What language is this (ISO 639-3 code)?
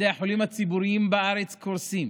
heb